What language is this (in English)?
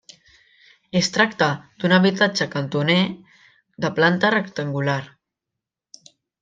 Catalan